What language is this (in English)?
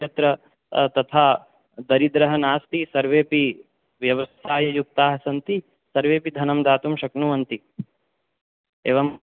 Sanskrit